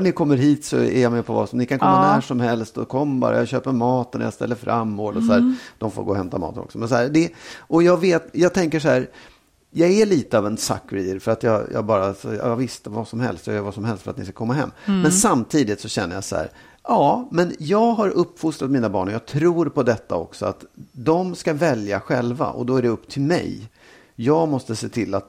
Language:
Swedish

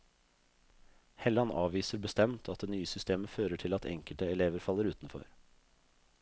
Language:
Norwegian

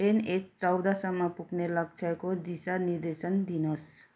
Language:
Nepali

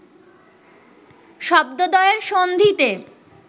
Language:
Bangla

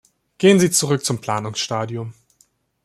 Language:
German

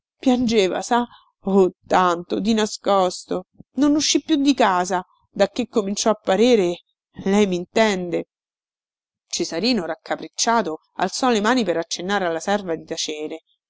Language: Italian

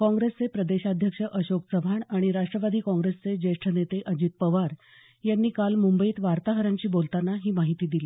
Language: Marathi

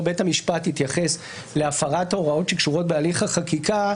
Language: Hebrew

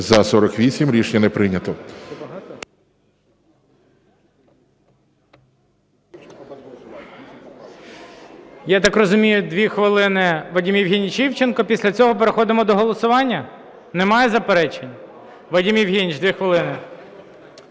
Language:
Ukrainian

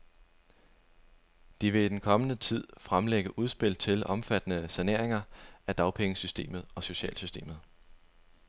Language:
Danish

